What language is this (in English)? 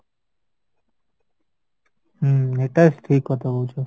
Odia